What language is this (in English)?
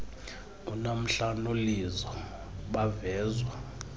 Xhosa